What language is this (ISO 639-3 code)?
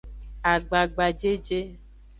ajg